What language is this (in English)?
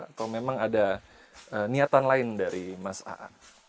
Indonesian